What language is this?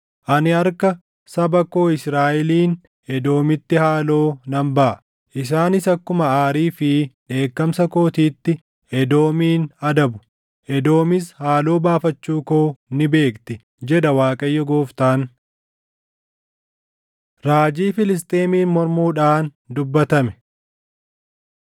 Oromo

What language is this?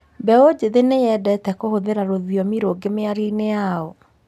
Kikuyu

